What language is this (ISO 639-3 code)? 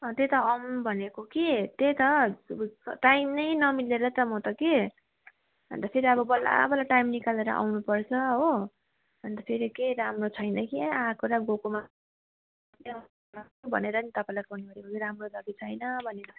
nep